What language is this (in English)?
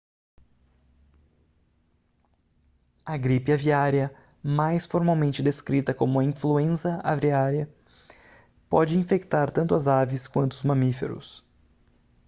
Portuguese